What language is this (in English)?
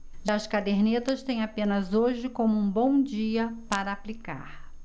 Portuguese